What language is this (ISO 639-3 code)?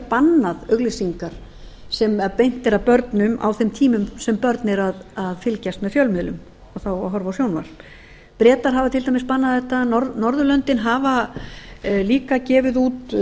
isl